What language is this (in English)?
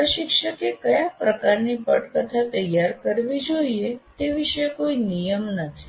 Gujarati